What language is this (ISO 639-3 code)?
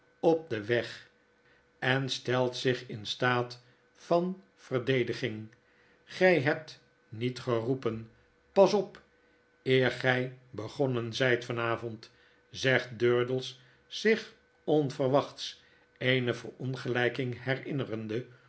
nld